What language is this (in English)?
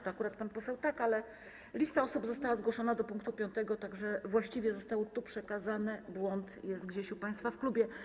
Polish